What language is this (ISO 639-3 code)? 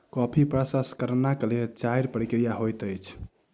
mai